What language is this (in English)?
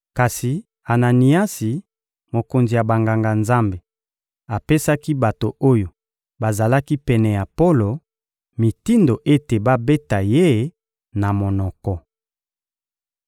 Lingala